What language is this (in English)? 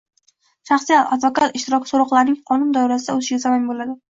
Uzbek